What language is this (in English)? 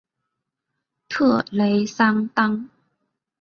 Chinese